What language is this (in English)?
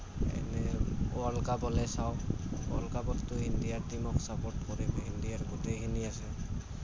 Assamese